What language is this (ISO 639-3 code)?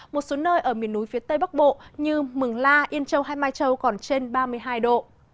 vie